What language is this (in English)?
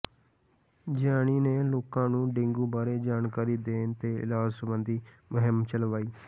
Punjabi